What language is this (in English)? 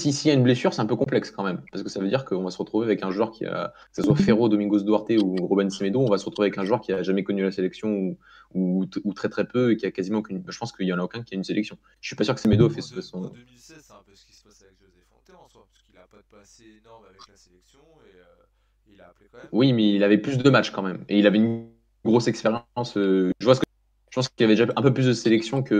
French